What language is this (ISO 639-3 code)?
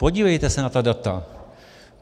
ces